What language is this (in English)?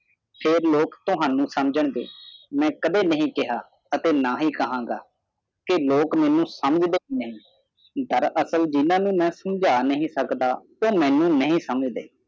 Punjabi